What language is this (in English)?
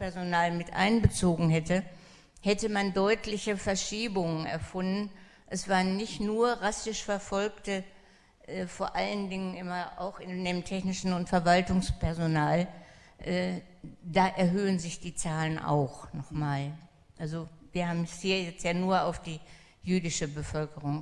German